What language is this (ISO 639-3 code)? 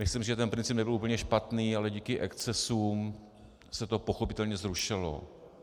ces